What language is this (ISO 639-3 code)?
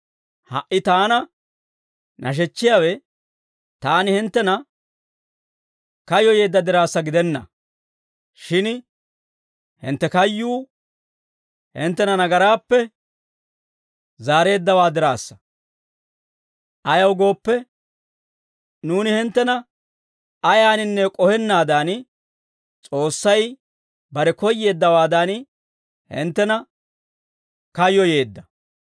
dwr